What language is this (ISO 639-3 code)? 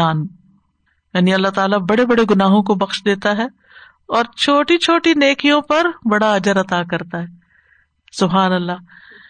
urd